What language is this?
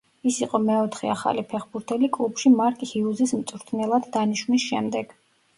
Georgian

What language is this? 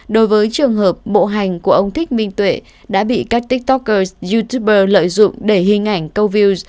Vietnamese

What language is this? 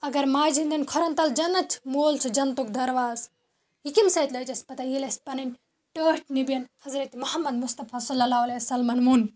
Kashmiri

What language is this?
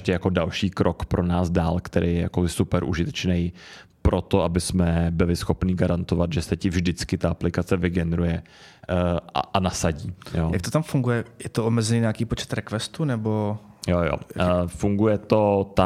Czech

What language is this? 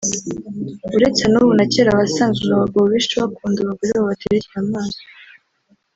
Kinyarwanda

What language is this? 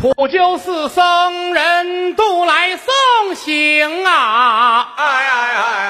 Chinese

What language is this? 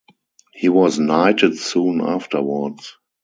English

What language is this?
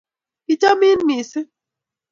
Kalenjin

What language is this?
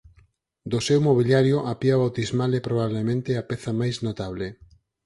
Galician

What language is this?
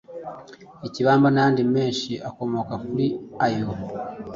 Kinyarwanda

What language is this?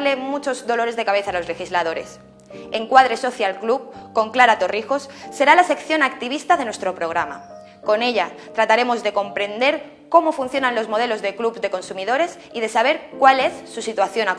Spanish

